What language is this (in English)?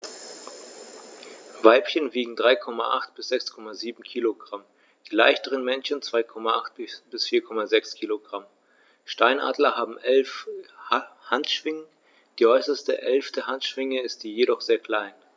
German